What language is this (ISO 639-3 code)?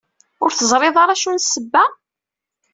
kab